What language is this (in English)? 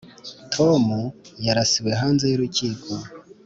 Kinyarwanda